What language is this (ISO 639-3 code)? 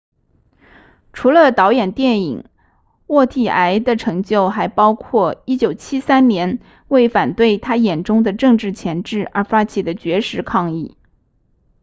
zho